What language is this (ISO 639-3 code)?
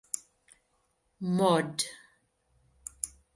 eng